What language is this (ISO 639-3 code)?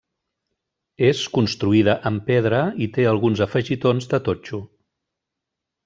cat